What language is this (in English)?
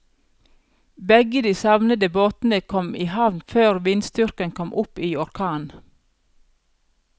Norwegian